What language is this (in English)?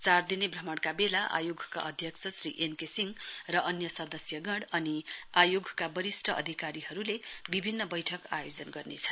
Nepali